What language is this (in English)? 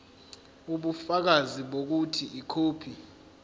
Zulu